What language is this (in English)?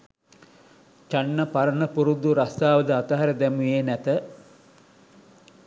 Sinhala